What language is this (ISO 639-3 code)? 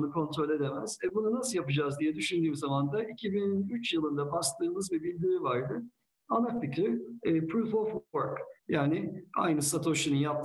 tur